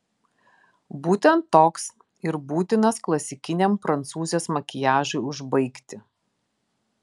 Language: Lithuanian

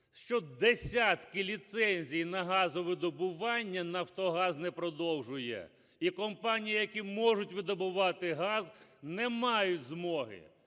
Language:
Ukrainian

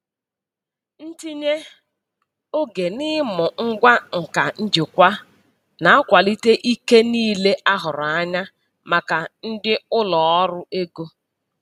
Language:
Igbo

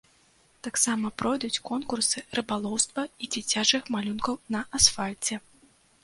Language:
Belarusian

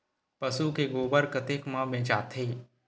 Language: Chhattisgarhi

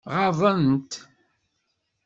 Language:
Kabyle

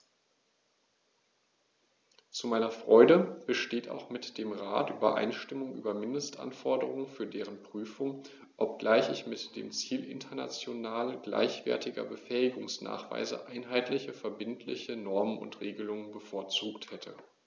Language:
German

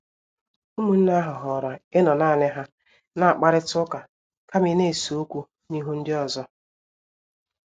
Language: Igbo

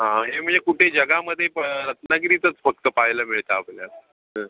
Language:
Marathi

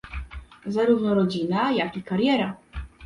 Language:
Polish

